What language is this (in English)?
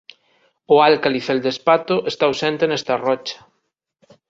Galician